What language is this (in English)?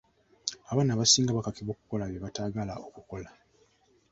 Ganda